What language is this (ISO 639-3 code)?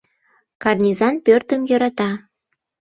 chm